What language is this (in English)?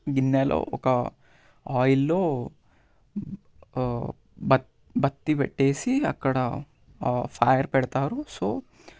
Telugu